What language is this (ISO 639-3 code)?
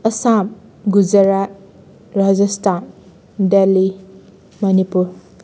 mni